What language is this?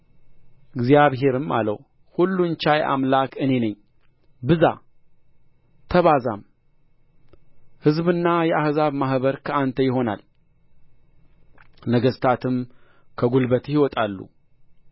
Amharic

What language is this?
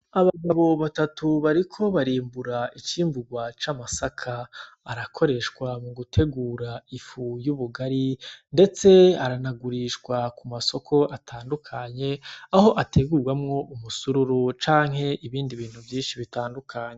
Rundi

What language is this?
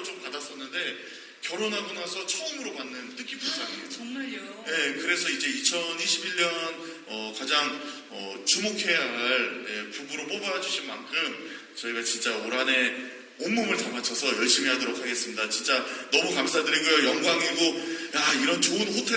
Korean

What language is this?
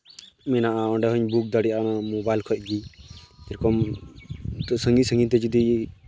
Santali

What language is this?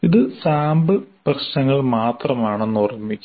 Malayalam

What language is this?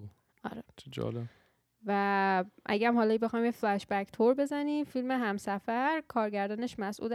Persian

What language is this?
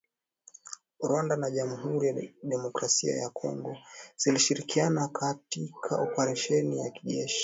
Swahili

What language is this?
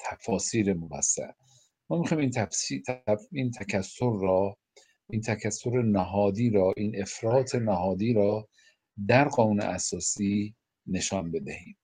Persian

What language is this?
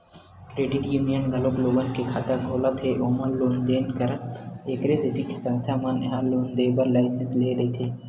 Chhattisgarhi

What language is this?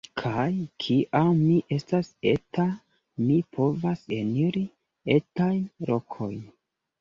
Esperanto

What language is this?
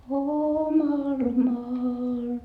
Finnish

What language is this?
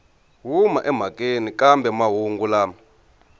Tsonga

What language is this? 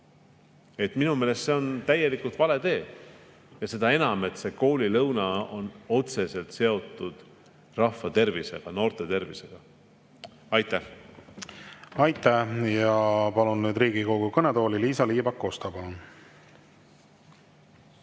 Estonian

